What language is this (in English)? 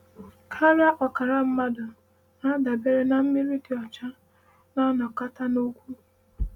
Igbo